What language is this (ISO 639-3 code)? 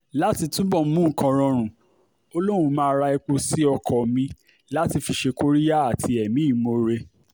yor